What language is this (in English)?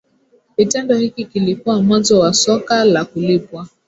Swahili